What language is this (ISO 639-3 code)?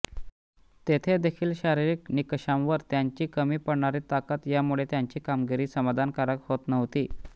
mar